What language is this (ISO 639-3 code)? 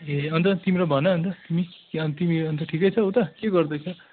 nep